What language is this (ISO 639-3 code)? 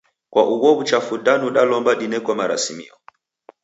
dav